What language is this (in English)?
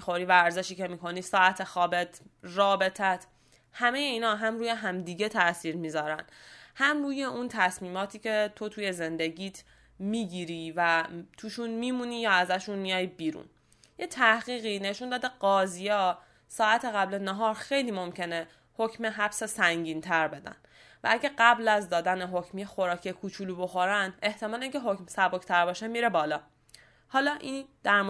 Persian